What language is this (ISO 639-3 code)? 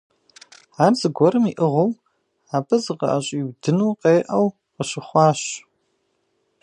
kbd